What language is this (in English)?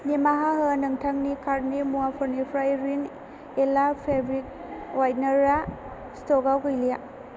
Bodo